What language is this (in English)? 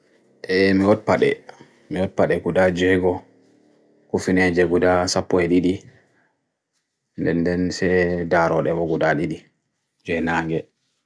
Bagirmi Fulfulde